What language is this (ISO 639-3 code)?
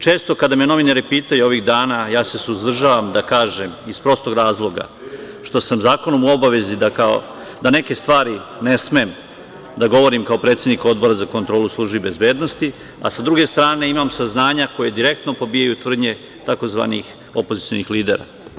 srp